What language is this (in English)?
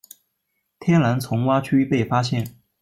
Chinese